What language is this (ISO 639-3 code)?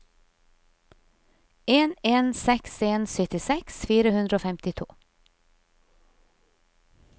nor